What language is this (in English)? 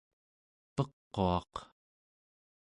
Central Yupik